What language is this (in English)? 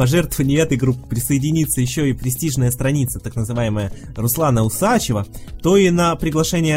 Russian